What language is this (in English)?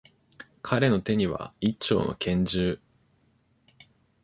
Japanese